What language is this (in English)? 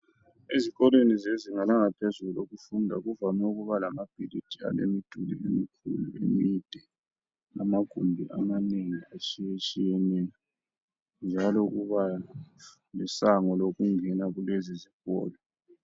North Ndebele